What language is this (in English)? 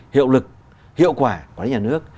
Vietnamese